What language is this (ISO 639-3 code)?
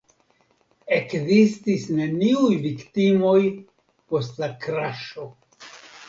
epo